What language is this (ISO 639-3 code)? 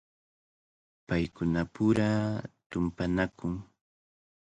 qvl